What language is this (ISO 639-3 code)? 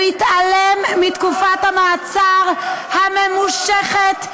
heb